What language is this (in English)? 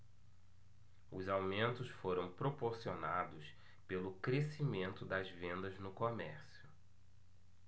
Portuguese